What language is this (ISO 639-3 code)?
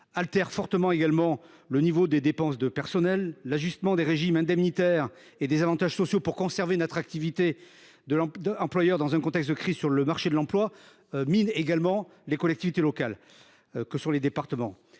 fra